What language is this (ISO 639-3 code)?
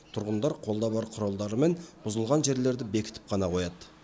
kaz